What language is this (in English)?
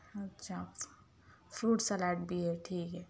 Urdu